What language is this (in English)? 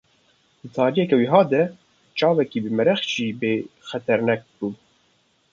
Kurdish